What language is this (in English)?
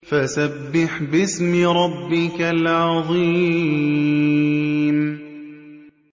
Arabic